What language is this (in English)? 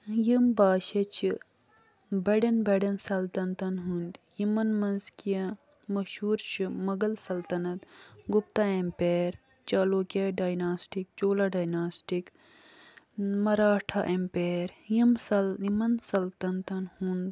Kashmiri